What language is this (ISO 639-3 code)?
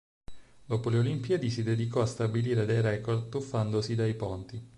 ita